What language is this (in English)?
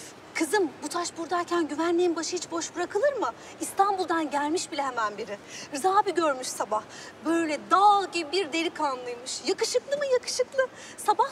Turkish